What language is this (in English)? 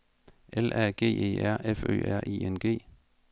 Danish